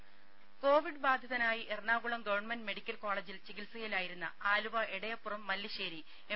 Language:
Malayalam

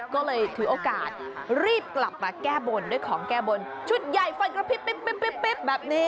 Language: Thai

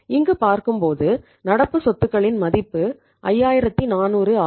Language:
Tamil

